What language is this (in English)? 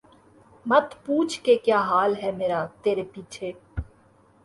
Urdu